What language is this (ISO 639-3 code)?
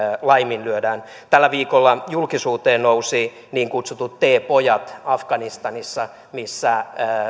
fin